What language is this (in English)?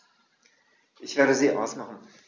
German